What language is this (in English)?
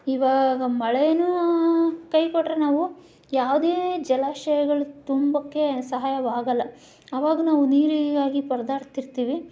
Kannada